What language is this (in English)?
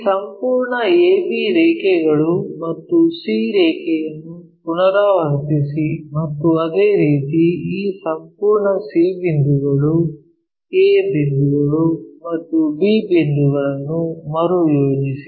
Kannada